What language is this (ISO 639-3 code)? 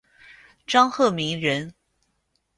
zho